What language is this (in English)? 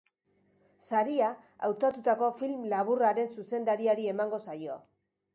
Basque